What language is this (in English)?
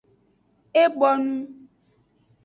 Aja (Benin)